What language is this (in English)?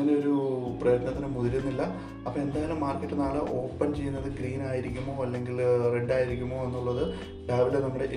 Malayalam